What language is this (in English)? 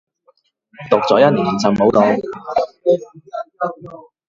Cantonese